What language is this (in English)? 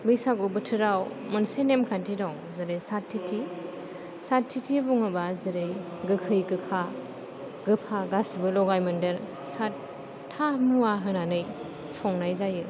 Bodo